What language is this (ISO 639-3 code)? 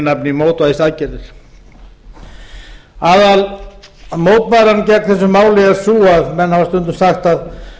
isl